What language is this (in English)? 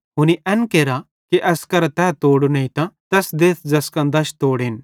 Bhadrawahi